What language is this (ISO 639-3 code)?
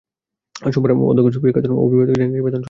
ben